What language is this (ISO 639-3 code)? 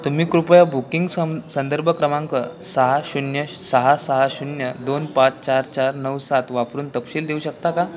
mar